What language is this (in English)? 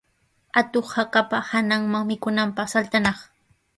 Sihuas Ancash Quechua